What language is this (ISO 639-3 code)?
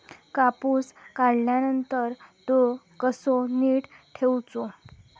mar